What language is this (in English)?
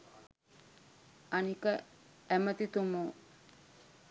Sinhala